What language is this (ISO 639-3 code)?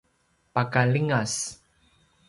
pwn